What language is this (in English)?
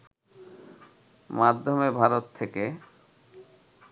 Bangla